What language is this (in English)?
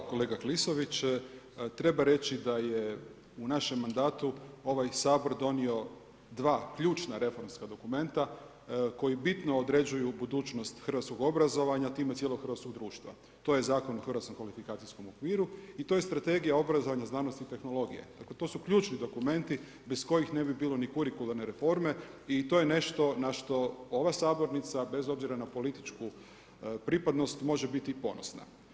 Croatian